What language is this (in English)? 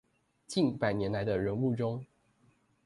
Chinese